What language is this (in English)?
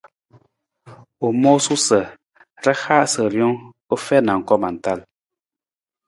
Nawdm